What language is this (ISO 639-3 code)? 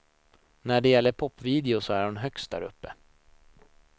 swe